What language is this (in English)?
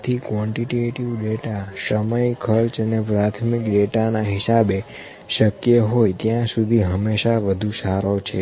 Gujarati